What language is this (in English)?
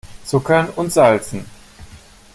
German